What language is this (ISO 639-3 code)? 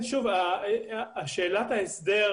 heb